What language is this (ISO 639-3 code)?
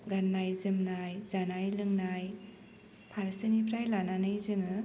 brx